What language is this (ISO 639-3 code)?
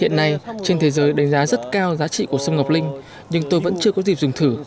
vie